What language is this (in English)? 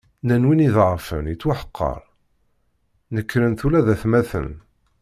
Kabyle